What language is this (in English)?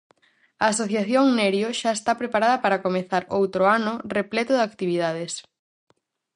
Galician